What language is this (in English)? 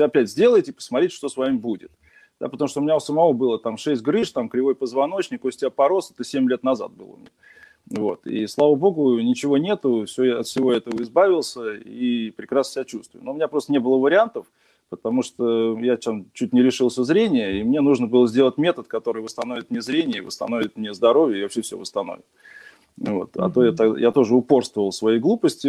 Russian